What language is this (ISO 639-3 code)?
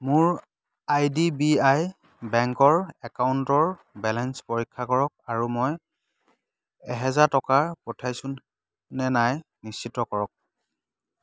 asm